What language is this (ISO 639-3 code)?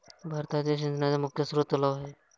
mar